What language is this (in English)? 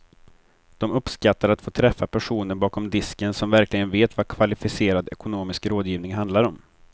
Swedish